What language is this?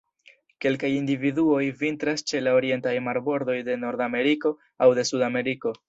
Esperanto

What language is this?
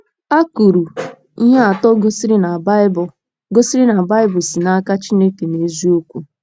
Igbo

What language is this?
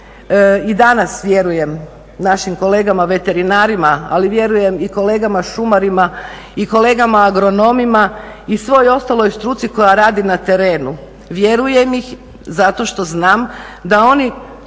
Croatian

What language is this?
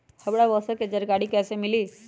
Magahi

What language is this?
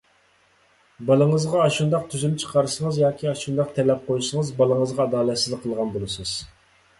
Uyghur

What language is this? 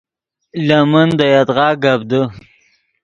Yidgha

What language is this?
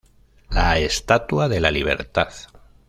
Spanish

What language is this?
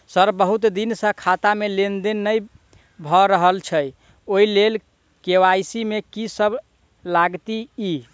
Maithili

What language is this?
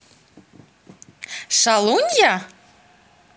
Russian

